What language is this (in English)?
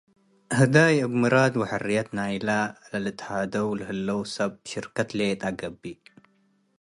Tigre